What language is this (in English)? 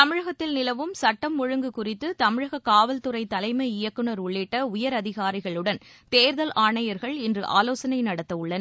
Tamil